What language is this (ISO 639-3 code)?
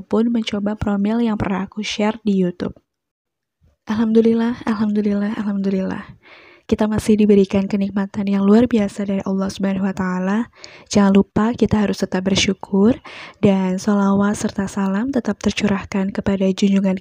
ind